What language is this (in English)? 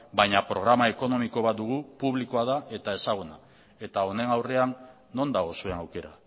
Basque